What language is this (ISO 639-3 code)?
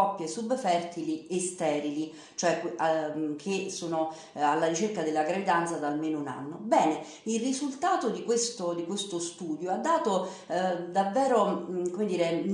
ita